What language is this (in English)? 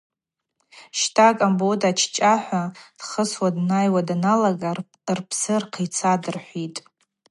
Abaza